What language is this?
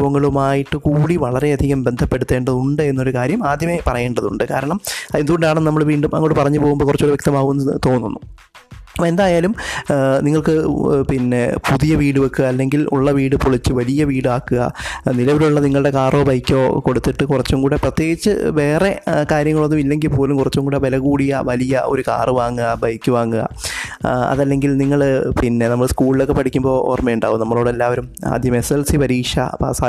Malayalam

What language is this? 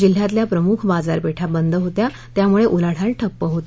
Marathi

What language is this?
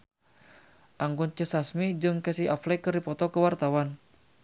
Sundanese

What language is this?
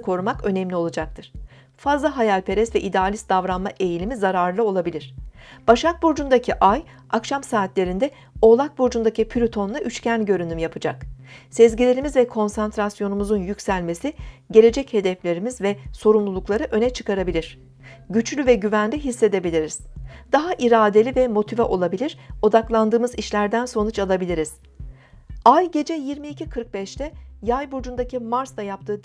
Turkish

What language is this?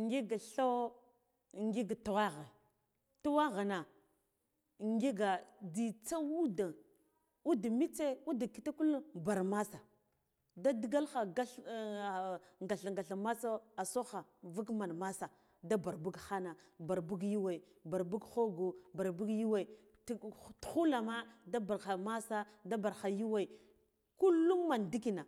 Guduf-Gava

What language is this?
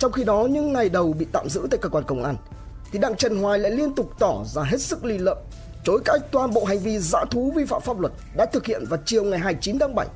Vietnamese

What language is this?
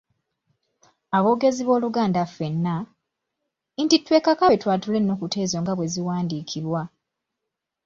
Ganda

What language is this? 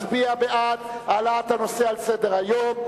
Hebrew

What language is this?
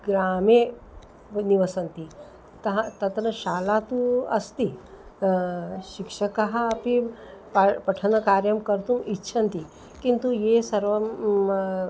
Sanskrit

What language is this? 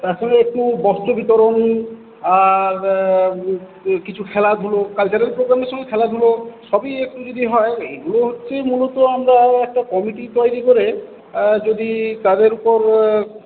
Bangla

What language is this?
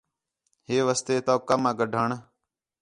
Khetrani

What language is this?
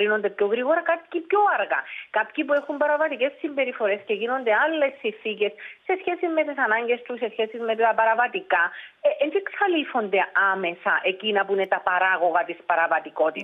Greek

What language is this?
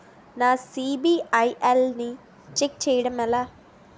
Telugu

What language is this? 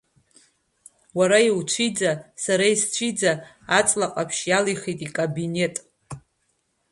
Abkhazian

